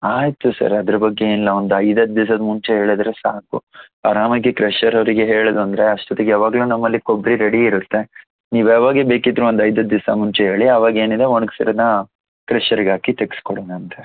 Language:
Kannada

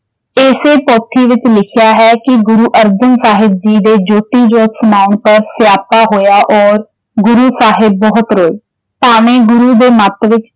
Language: Punjabi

